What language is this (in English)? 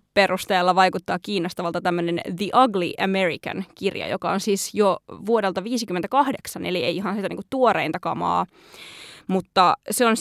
Finnish